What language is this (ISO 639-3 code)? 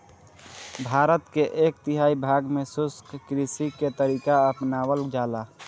bho